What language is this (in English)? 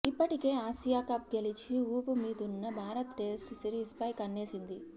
Telugu